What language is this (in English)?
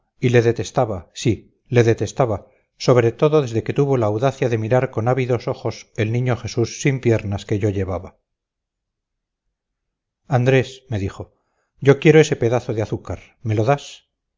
Spanish